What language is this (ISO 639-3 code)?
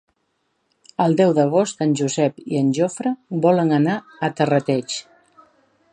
cat